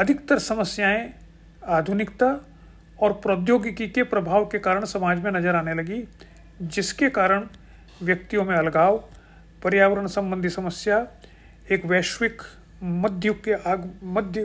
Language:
Hindi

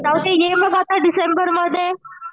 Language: Marathi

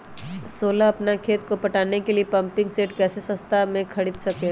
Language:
Magahi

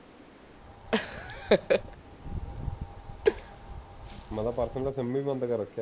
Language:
Punjabi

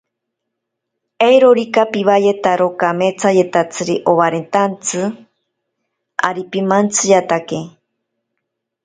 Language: Ashéninka Perené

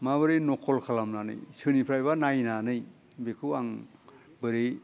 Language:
Bodo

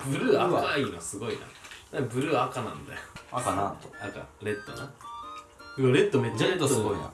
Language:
Japanese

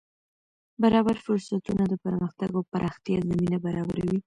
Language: Pashto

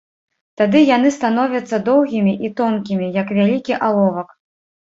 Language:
Belarusian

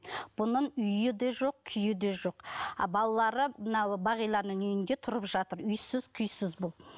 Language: Kazakh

